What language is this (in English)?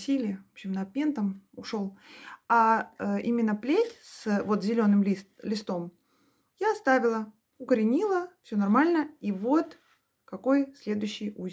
Russian